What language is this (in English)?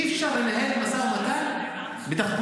Hebrew